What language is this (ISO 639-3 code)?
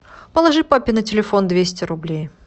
rus